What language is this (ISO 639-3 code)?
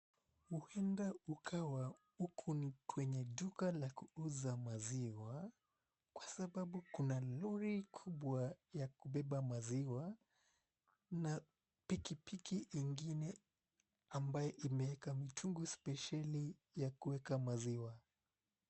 swa